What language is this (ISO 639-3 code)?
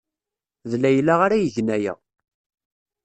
kab